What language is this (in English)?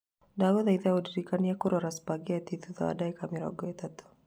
Kikuyu